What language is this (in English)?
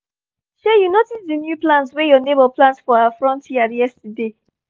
Nigerian Pidgin